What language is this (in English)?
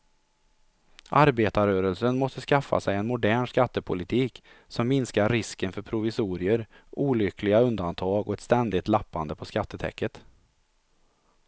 Swedish